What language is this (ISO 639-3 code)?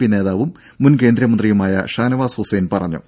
mal